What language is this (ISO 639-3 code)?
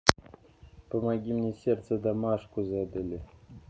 rus